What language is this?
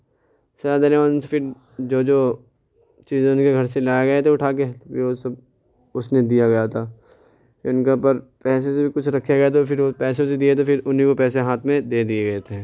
Urdu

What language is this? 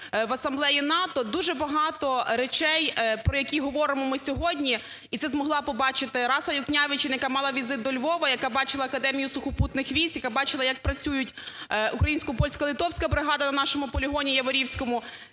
Ukrainian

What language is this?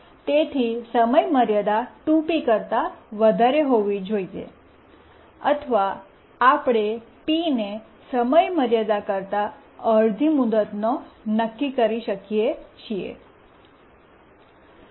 Gujarati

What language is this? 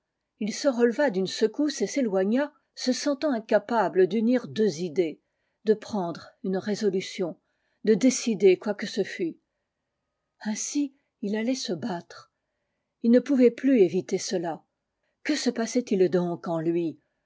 French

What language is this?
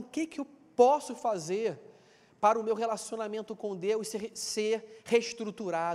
Portuguese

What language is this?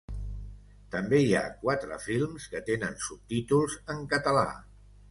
Catalan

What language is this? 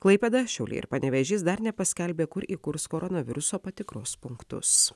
Lithuanian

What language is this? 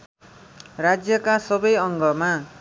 Nepali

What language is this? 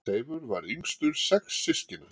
Icelandic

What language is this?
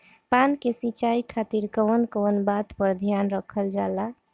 Bhojpuri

